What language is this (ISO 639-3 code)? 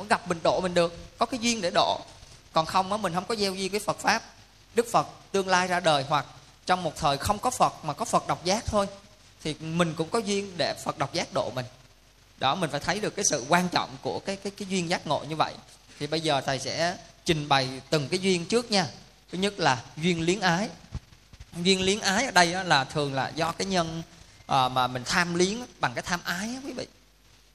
vie